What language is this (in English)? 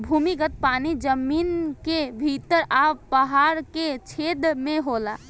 Bhojpuri